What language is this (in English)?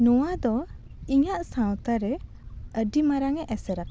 Santali